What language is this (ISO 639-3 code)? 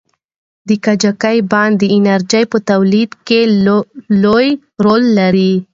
pus